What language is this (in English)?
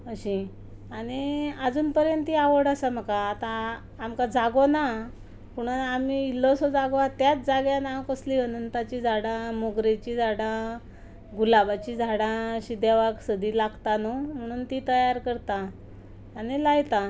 Konkani